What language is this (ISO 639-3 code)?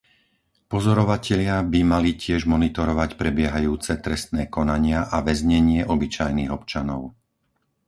slk